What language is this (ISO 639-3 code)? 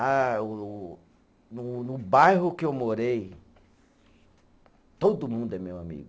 por